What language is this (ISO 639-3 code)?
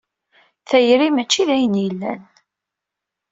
kab